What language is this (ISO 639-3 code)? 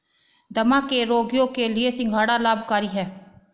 hin